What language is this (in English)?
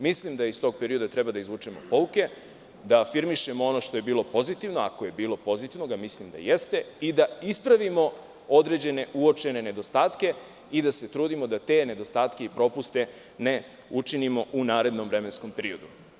Serbian